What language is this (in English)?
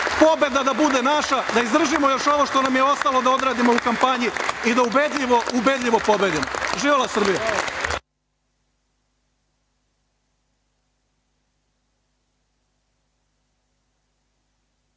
Serbian